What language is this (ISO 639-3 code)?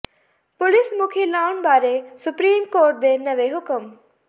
pan